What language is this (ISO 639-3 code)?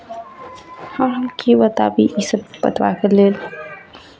mai